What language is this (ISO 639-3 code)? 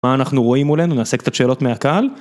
heb